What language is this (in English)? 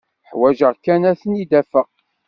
Kabyle